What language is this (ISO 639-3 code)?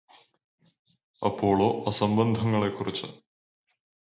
mal